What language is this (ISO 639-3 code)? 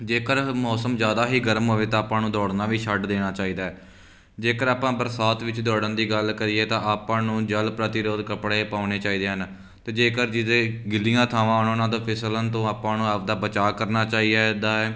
pan